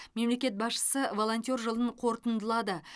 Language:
Kazakh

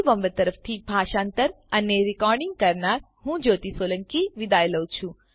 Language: Gujarati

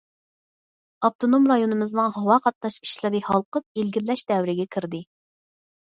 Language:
Uyghur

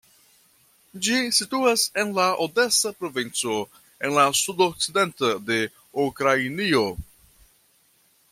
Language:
Esperanto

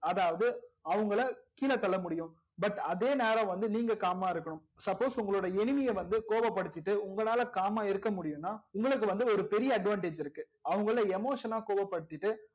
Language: Tamil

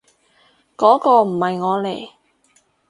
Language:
Cantonese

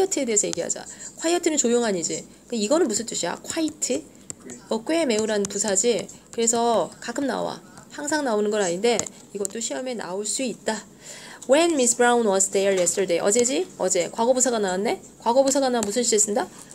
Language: Korean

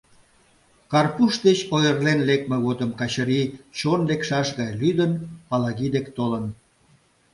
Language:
Mari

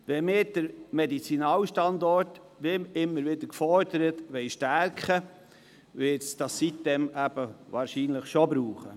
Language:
Swiss German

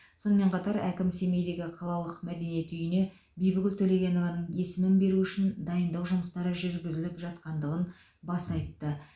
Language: Kazakh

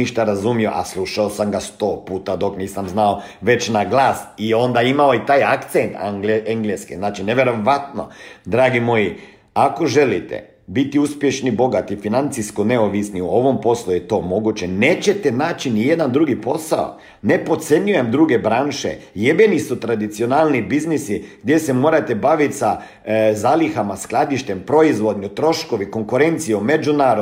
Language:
Croatian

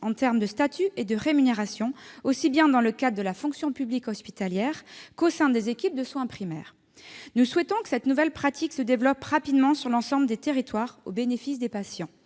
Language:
French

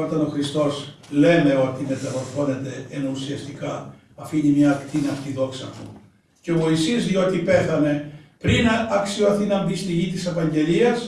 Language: Greek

